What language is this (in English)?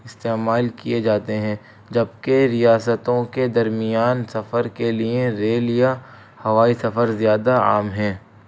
Urdu